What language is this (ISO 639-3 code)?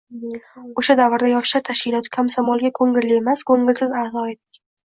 uzb